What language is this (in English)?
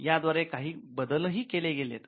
Marathi